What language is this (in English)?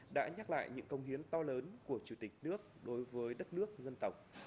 Vietnamese